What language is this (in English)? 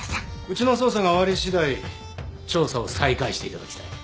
Japanese